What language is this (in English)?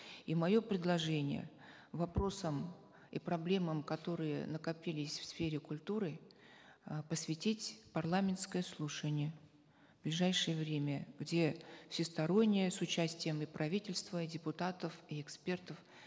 Kazakh